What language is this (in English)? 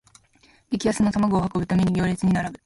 Japanese